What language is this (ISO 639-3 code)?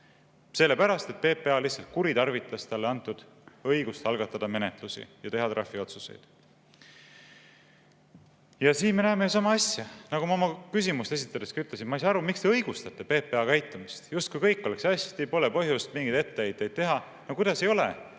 est